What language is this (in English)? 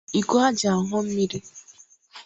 Igbo